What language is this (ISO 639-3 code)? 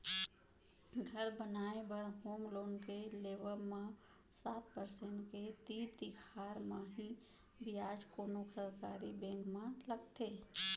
hne